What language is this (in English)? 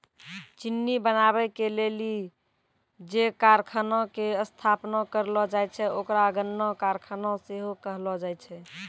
Maithili